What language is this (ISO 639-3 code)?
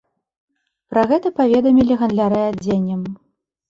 bel